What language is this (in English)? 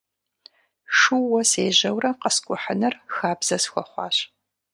Kabardian